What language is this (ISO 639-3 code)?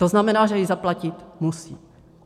ces